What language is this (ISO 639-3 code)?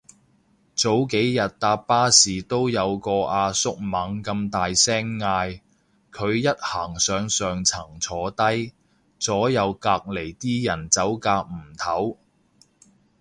yue